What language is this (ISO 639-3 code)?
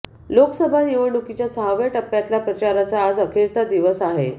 mar